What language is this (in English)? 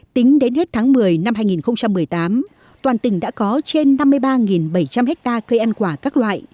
Vietnamese